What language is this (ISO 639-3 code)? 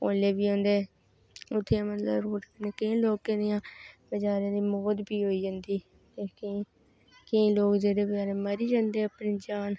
doi